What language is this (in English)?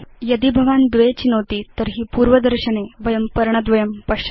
Sanskrit